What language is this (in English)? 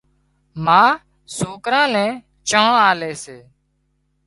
Wadiyara Koli